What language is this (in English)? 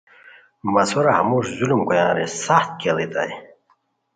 Khowar